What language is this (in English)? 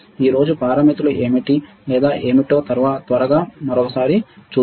Telugu